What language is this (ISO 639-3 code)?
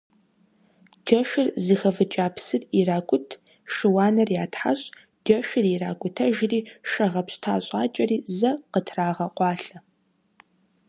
kbd